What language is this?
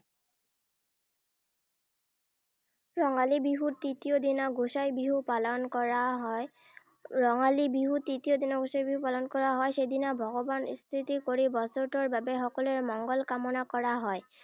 Assamese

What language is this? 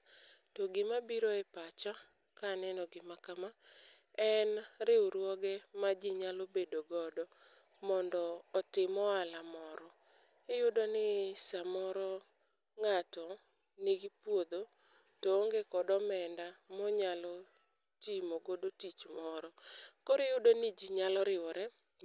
Luo (Kenya and Tanzania)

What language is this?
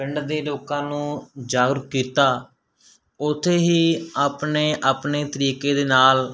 Punjabi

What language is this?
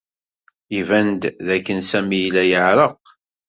Kabyle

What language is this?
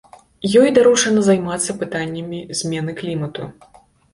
Belarusian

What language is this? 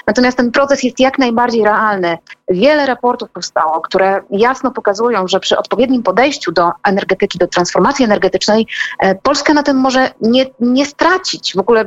Polish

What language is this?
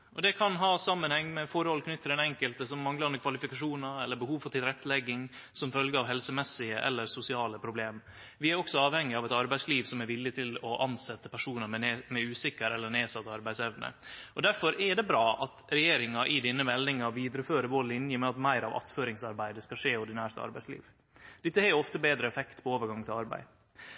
Norwegian Nynorsk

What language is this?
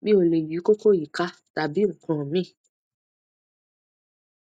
Yoruba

